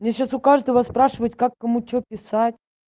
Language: Russian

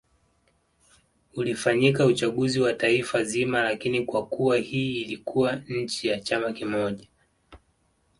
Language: Swahili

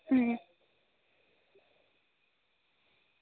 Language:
Dogri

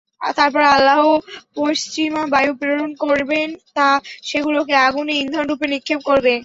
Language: Bangla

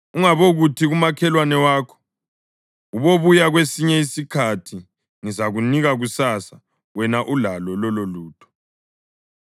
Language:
North Ndebele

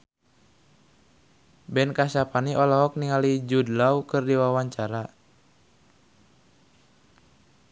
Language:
Sundanese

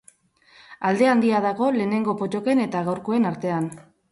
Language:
Basque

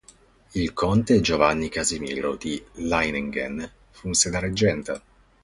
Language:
Italian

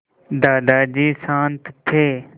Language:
Hindi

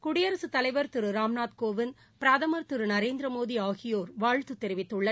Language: Tamil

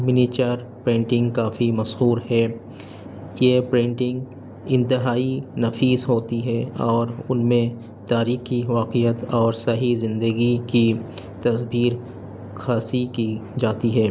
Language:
Urdu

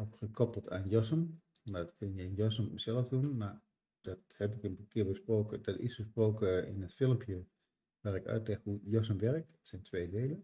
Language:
Dutch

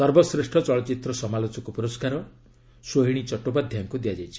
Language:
Odia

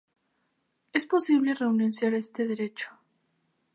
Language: Spanish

